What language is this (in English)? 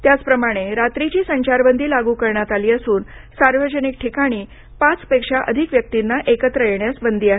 Marathi